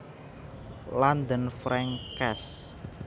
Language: Javanese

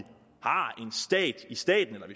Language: Danish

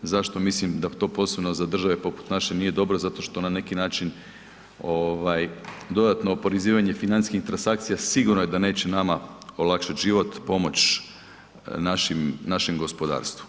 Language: Croatian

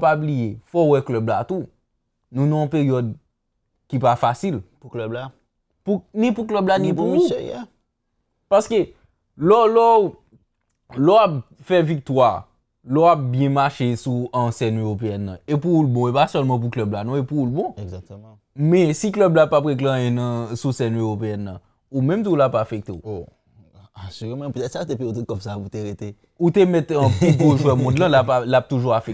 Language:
French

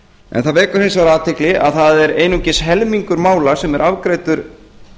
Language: Icelandic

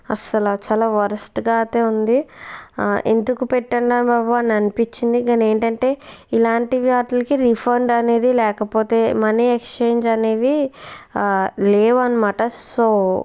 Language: Telugu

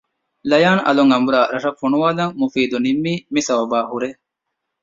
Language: Divehi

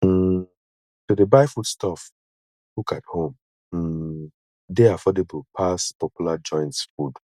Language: Nigerian Pidgin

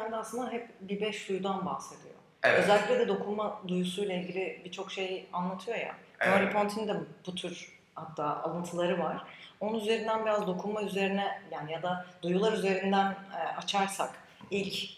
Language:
Turkish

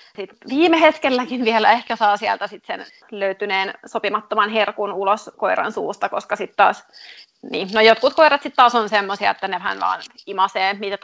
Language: Finnish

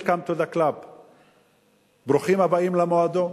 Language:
Hebrew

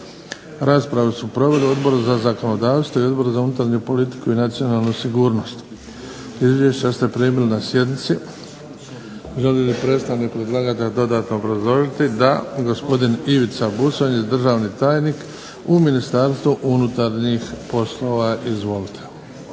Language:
Croatian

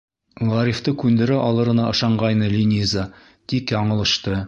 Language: Bashkir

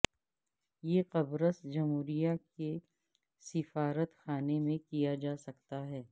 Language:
Urdu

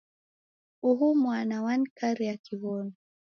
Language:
Taita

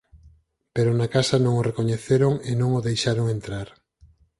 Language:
Galician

